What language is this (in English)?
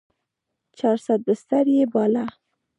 Pashto